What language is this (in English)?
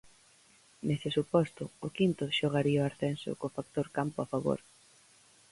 Galician